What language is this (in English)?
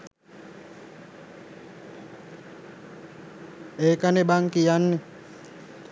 Sinhala